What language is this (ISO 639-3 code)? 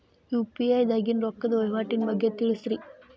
kan